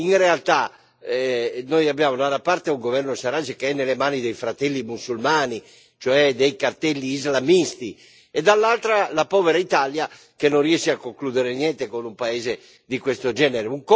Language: Italian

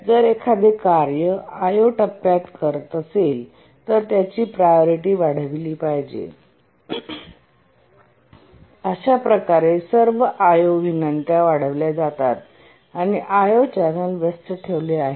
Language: Marathi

